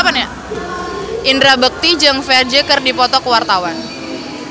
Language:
Sundanese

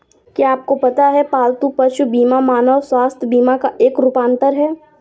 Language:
Hindi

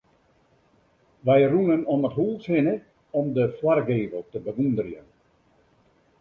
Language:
Western Frisian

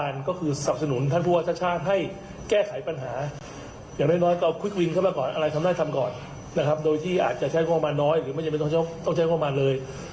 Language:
Thai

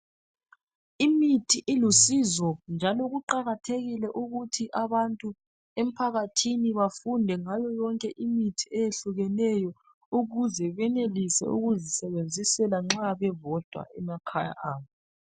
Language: North Ndebele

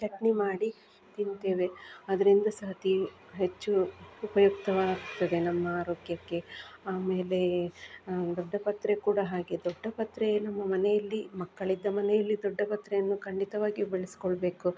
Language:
Kannada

